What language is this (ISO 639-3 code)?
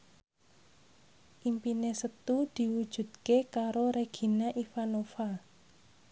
jav